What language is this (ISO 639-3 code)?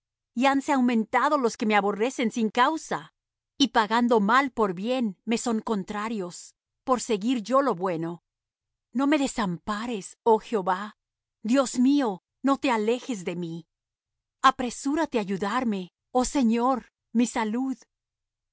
spa